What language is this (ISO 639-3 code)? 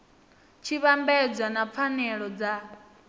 ven